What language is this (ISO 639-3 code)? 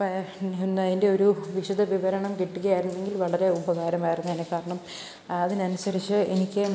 mal